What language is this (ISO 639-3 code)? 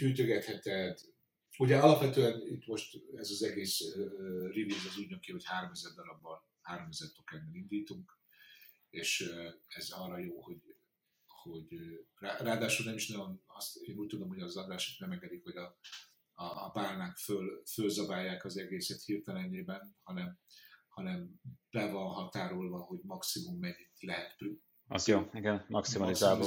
hun